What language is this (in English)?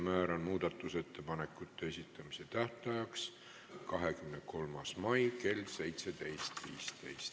Estonian